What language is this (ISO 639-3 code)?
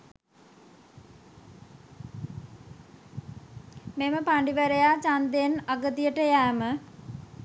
sin